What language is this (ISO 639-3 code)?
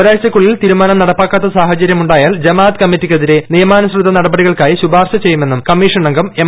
mal